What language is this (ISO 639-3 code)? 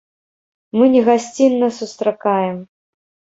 bel